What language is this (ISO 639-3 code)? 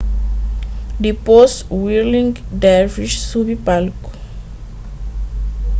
kea